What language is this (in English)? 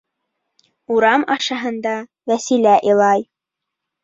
Bashkir